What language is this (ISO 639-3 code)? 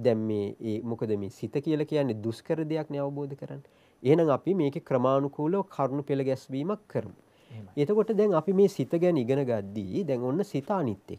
tur